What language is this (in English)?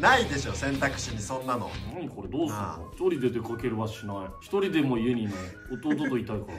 Japanese